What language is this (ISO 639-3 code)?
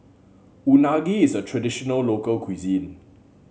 eng